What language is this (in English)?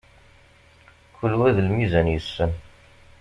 Kabyle